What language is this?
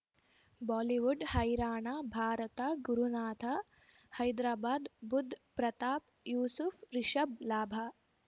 Kannada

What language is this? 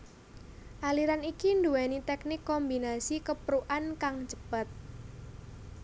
Javanese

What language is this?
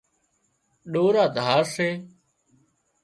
Wadiyara Koli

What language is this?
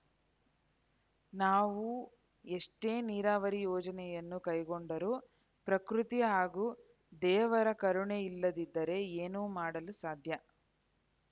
Kannada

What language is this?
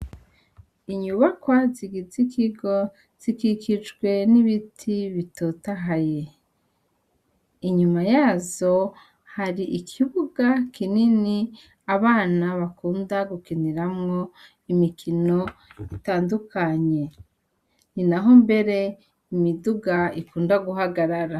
Rundi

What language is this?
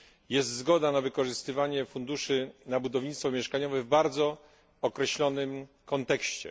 Polish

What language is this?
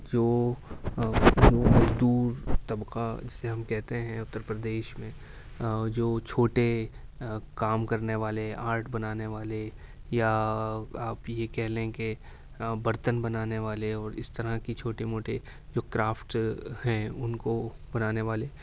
Urdu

